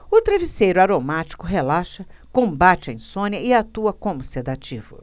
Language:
Portuguese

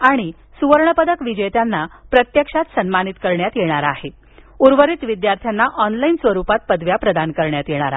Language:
Marathi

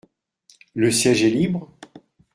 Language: French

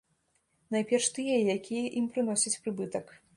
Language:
Belarusian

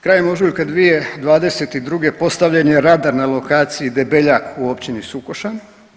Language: Croatian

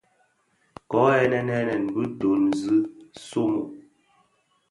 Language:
Bafia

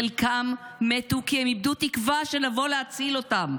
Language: Hebrew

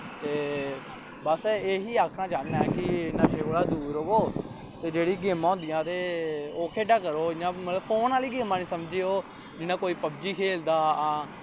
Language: Dogri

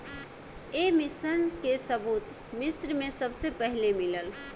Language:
Bhojpuri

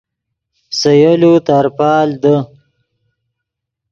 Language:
Yidgha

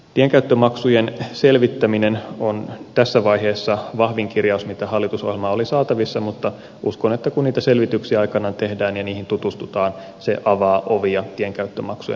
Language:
Finnish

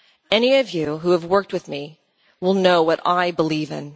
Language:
English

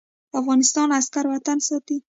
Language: Pashto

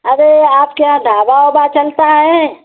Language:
Hindi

